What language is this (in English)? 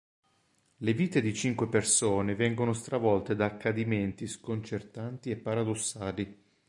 Italian